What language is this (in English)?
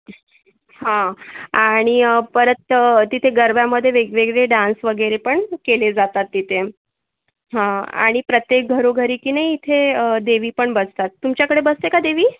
Marathi